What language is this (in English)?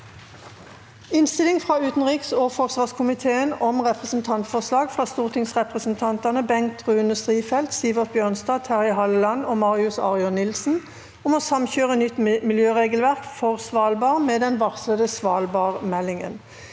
Norwegian